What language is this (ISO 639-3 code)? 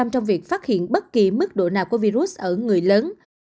vie